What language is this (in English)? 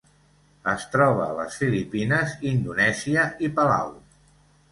Catalan